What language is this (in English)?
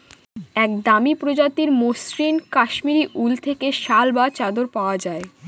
Bangla